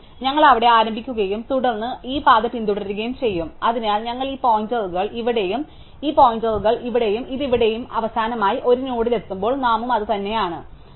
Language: Malayalam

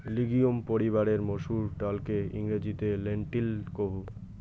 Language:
Bangla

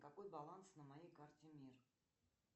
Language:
Russian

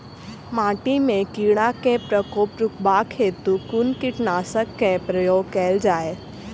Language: Maithili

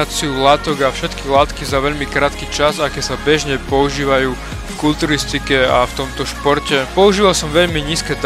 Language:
Slovak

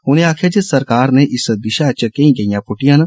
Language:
Dogri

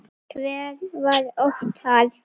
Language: Icelandic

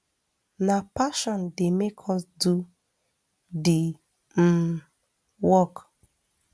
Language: Nigerian Pidgin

